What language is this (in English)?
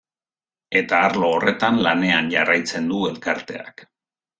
Basque